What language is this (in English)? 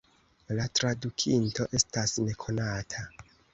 Esperanto